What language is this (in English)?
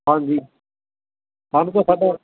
Punjabi